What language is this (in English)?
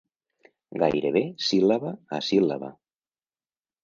Catalan